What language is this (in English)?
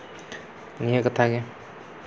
Santali